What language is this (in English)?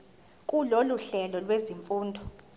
Zulu